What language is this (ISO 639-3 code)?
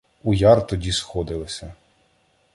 ukr